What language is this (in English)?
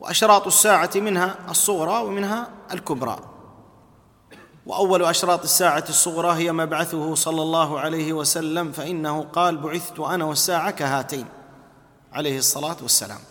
Arabic